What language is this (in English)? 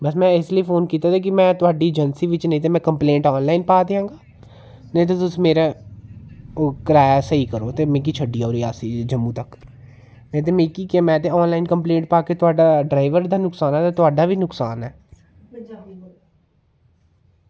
Dogri